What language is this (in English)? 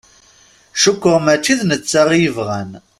Kabyle